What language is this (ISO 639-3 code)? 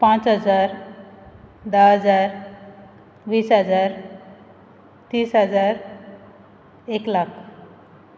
kok